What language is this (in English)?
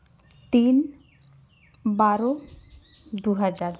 Santali